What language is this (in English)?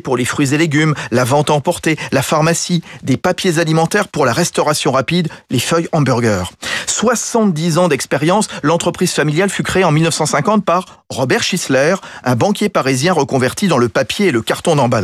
French